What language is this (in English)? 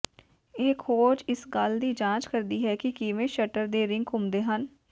Punjabi